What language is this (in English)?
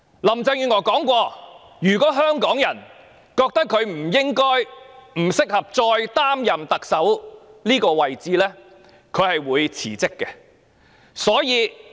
Cantonese